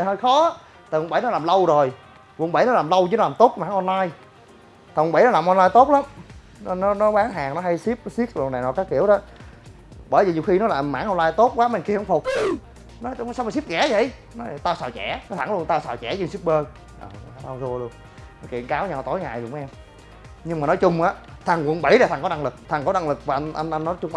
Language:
Vietnamese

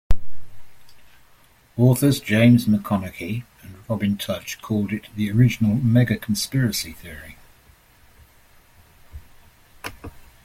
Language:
English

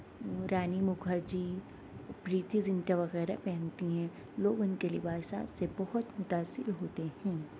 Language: Urdu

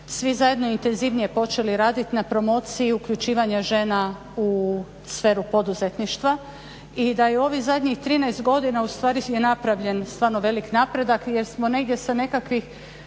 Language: Croatian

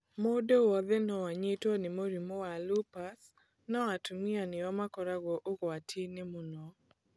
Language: Kikuyu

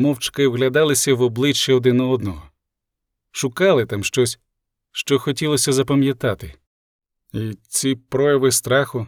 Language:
Ukrainian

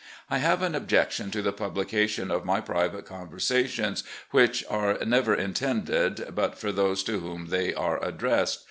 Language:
English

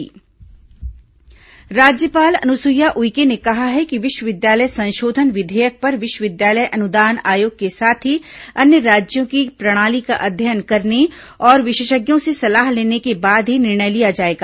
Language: Hindi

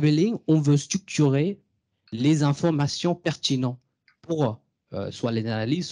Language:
French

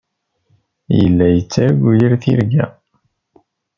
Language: Kabyle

